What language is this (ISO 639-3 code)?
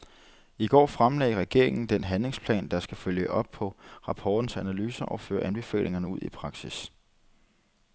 dan